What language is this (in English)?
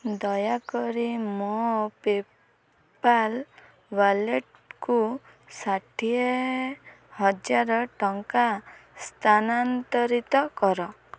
Odia